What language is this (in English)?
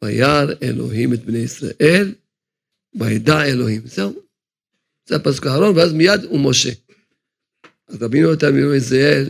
Hebrew